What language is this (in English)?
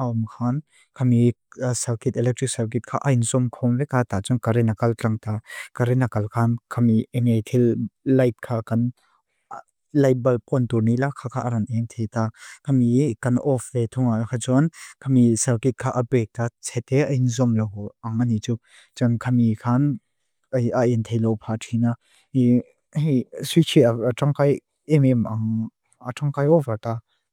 Mizo